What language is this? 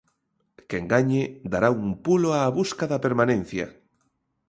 Galician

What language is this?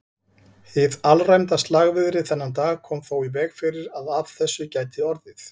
Icelandic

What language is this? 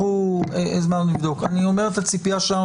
Hebrew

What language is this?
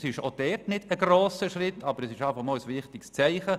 Swiss German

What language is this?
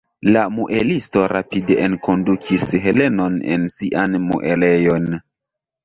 Esperanto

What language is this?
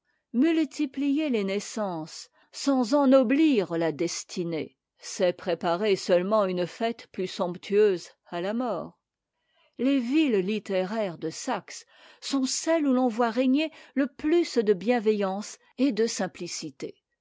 French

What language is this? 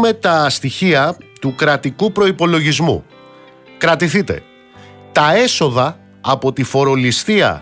Greek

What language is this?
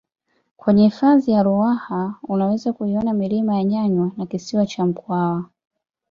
Swahili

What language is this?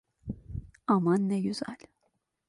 Turkish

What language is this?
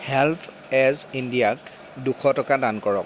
Assamese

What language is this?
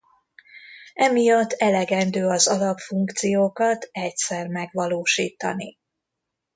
Hungarian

